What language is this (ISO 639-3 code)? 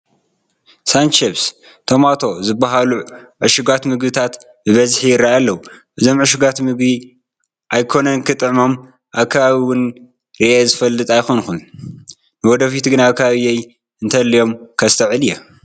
tir